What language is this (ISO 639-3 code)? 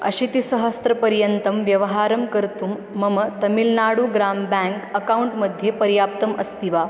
san